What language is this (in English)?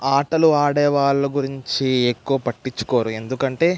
Telugu